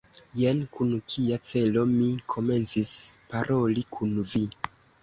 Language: Esperanto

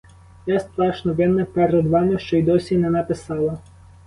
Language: Ukrainian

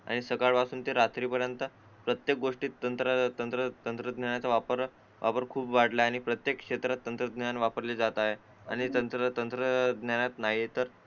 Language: Marathi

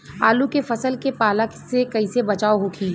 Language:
Bhojpuri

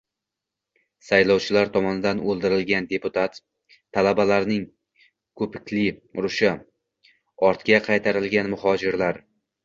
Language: Uzbek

